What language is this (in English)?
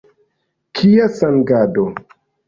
Esperanto